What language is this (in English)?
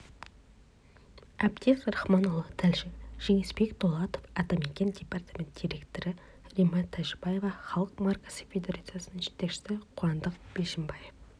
Kazakh